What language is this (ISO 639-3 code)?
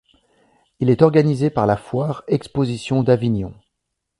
fra